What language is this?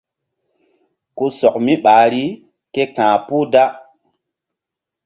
Mbum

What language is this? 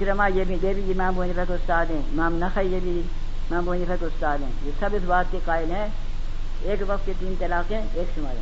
Urdu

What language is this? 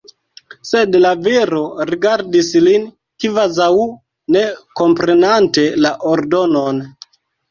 Esperanto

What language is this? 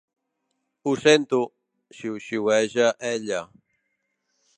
Catalan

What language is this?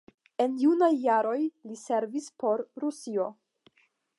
Esperanto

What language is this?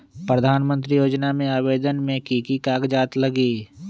Magahi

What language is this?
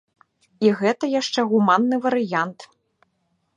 Belarusian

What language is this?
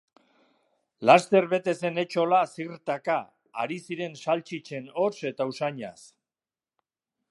Basque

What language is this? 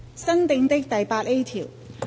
Cantonese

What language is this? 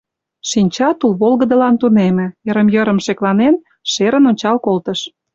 Mari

